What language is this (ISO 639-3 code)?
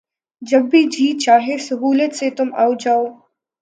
urd